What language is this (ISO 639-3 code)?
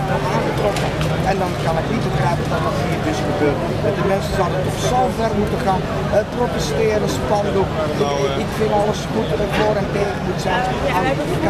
nld